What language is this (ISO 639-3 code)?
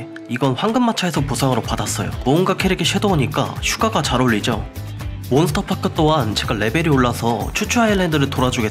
kor